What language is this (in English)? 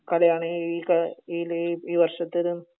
Malayalam